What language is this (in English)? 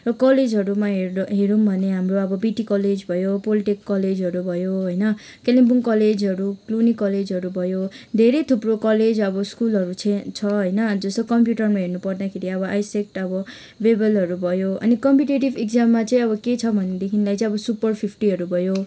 Nepali